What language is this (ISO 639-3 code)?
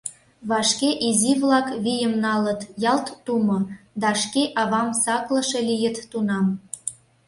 chm